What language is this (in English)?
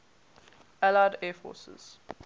English